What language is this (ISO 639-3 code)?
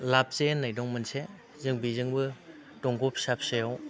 brx